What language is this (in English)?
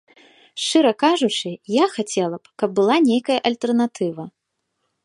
Belarusian